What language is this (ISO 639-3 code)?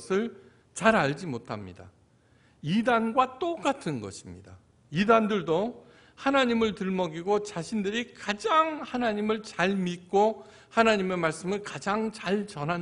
kor